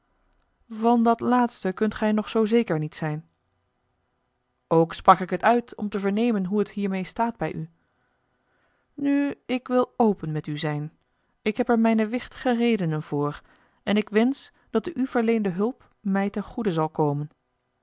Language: Dutch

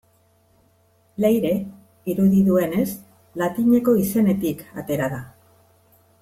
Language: Basque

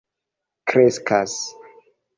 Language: Esperanto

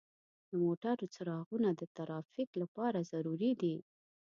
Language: Pashto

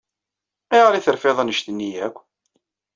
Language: Kabyle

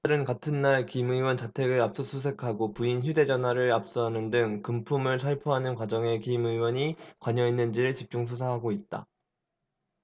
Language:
Korean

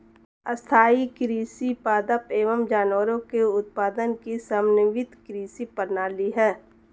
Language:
Hindi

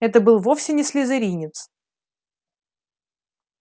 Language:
Russian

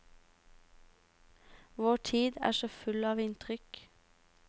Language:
Norwegian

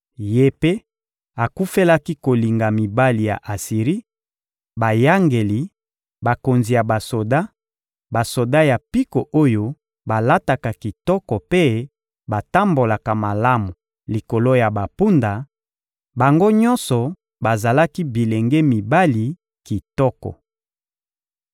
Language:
Lingala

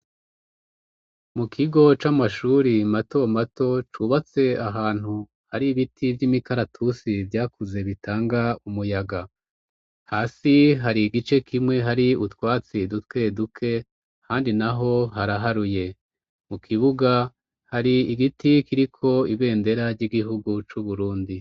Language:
Rundi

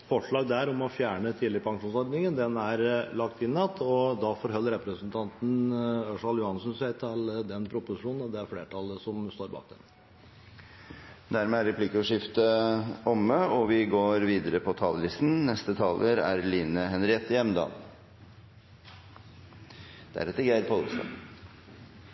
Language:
Norwegian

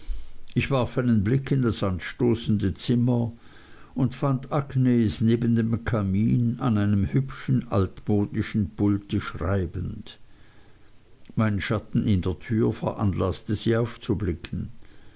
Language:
German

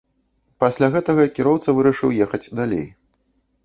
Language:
Belarusian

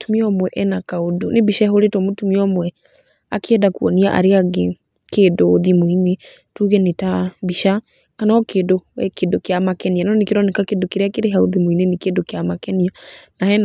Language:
Kikuyu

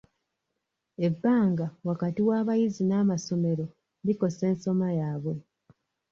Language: Ganda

